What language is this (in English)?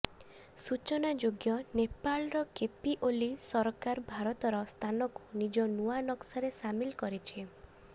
Odia